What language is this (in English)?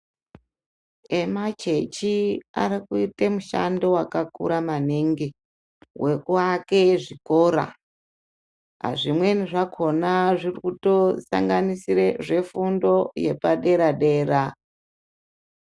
Ndau